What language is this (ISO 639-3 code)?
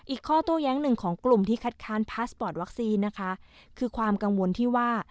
tha